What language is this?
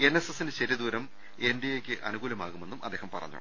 Malayalam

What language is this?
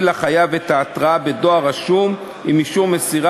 Hebrew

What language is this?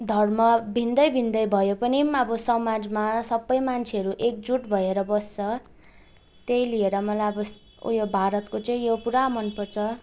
Nepali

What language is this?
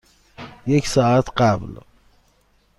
Persian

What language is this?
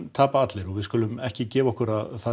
Icelandic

